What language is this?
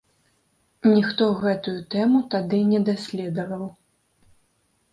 Belarusian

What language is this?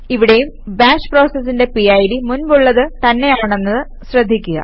Malayalam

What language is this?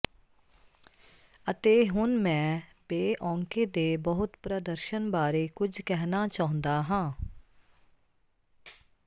Punjabi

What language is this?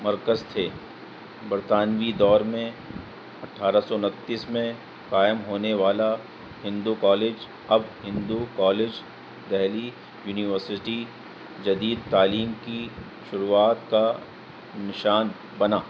Urdu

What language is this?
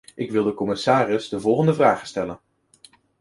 Dutch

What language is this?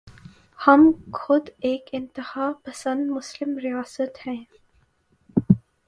Urdu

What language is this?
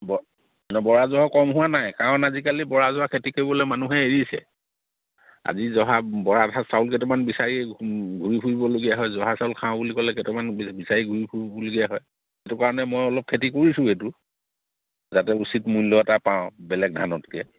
Assamese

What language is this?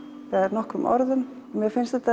Icelandic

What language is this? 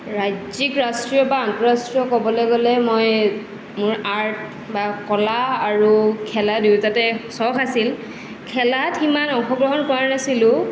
Assamese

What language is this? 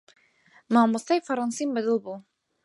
Central Kurdish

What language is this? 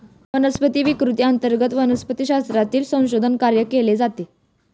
Marathi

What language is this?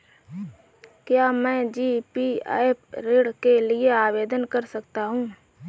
Hindi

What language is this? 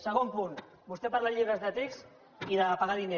Catalan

